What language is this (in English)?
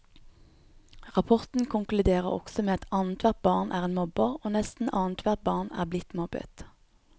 Norwegian